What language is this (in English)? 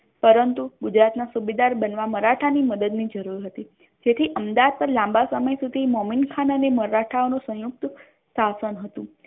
Gujarati